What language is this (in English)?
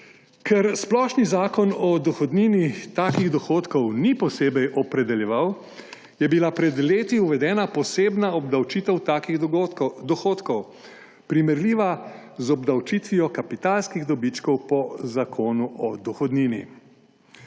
Slovenian